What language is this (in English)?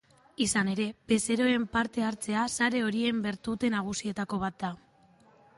Basque